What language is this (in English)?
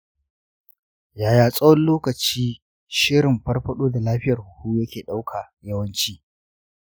Hausa